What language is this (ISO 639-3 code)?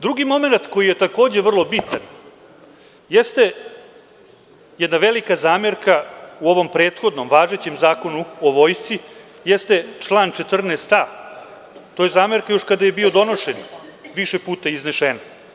srp